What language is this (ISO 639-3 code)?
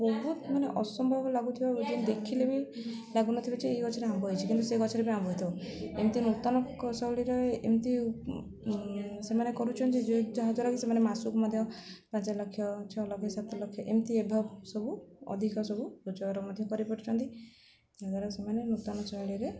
ori